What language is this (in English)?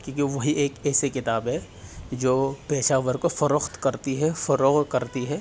Urdu